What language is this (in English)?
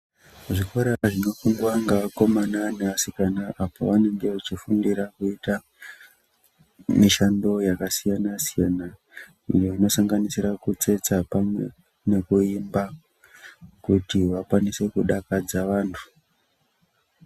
Ndau